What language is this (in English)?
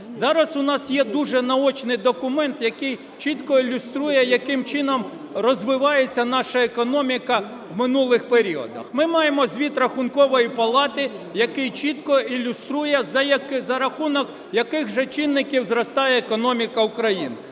Ukrainian